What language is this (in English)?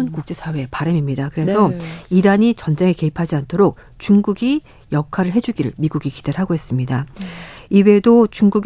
Korean